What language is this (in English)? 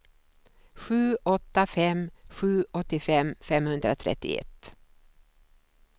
Swedish